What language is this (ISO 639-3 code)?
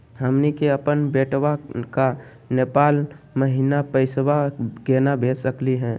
mag